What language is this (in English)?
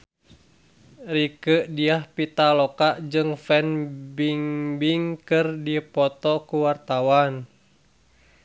Sundanese